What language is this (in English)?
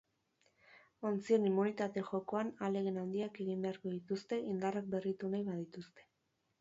Basque